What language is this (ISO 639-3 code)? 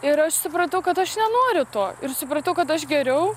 lit